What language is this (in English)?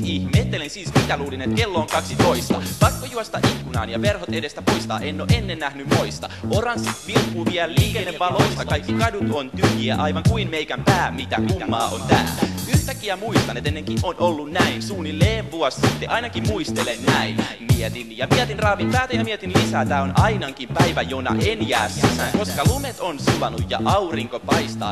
Finnish